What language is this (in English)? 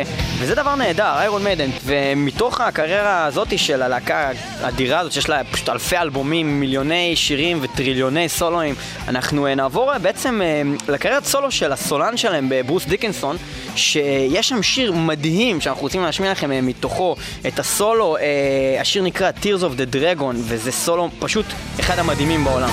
Hebrew